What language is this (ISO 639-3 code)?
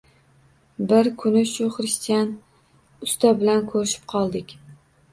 uzb